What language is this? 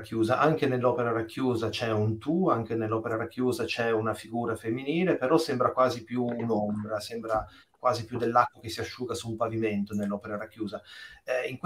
Italian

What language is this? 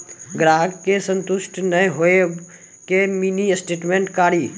Maithili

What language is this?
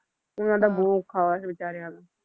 Punjabi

